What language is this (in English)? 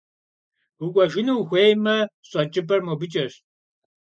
Kabardian